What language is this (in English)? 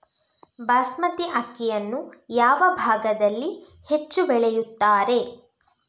Kannada